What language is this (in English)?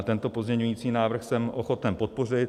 Czech